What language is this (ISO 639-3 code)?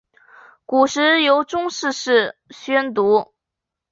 zho